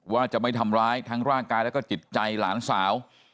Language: Thai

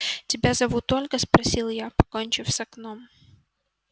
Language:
Russian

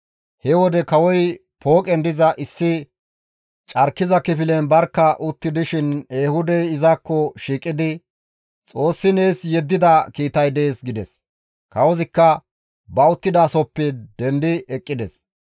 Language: Gamo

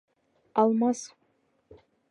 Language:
Bashkir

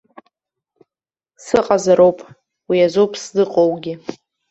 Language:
Abkhazian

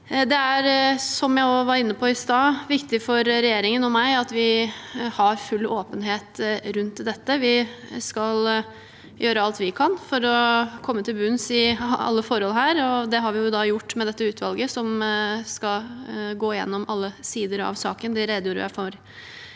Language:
Norwegian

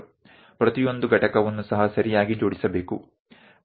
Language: Gujarati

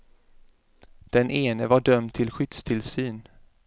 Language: Swedish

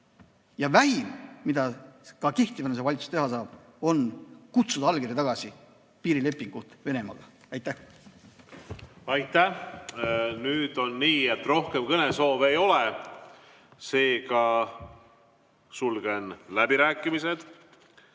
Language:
Estonian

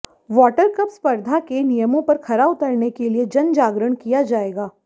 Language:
Hindi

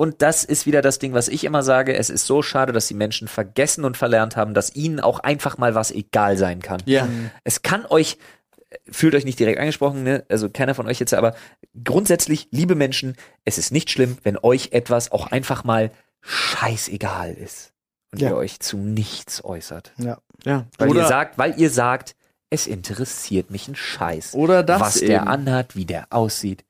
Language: German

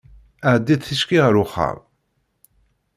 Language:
Kabyle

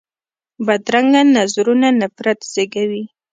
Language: Pashto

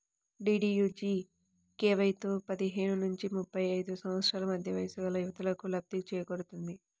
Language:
Telugu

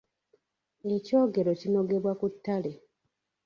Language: Ganda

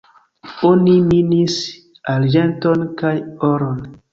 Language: Esperanto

